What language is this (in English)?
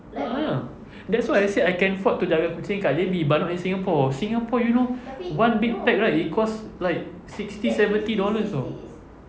English